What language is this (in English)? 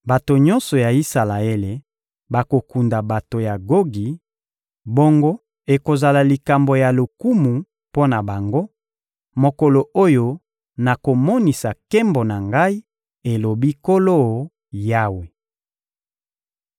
Lingala